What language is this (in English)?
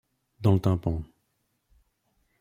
French